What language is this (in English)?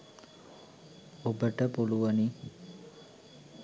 Sinhala